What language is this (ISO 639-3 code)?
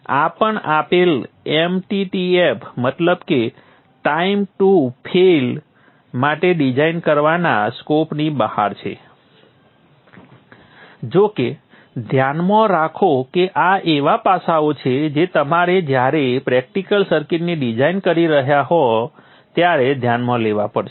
guj